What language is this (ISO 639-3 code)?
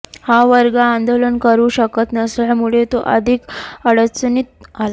mar